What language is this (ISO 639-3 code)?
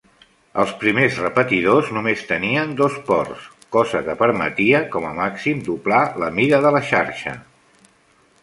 cat